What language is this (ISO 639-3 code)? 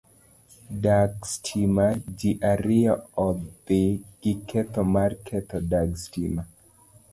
luo